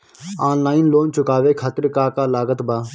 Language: Bhojpuri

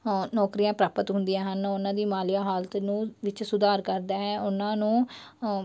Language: Punjabi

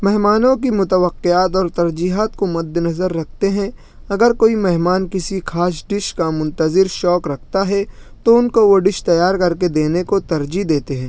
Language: Urdu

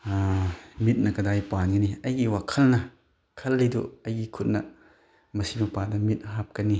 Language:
Manipuri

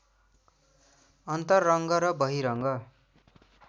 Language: Nepali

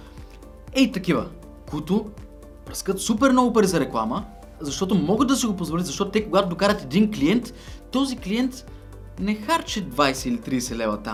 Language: Bulgarian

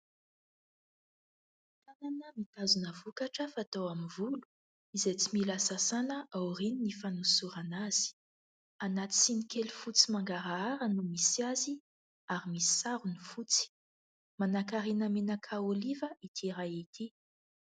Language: Malagasy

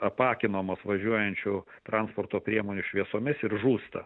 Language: Lithuanian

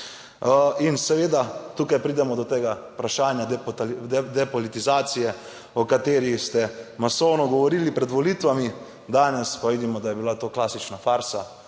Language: Slovenian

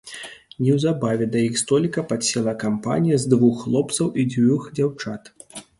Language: Belarusian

